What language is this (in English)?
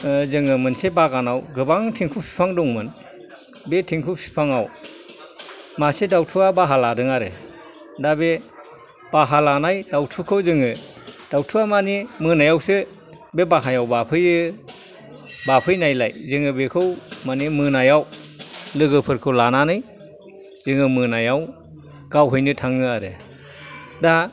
Bodo